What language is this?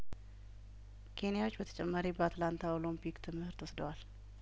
Amharic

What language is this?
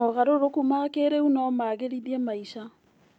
Kikuyu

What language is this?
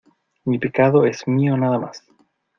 Spanish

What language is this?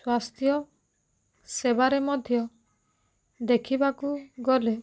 Odia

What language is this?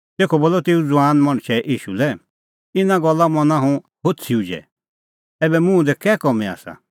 Kullu Pahari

